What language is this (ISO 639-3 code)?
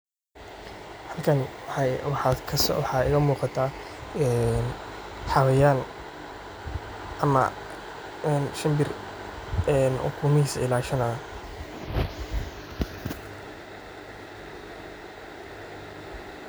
som